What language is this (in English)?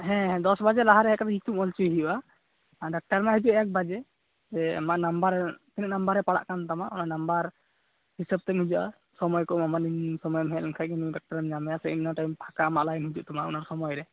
Santali